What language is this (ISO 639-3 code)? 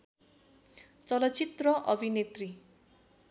nep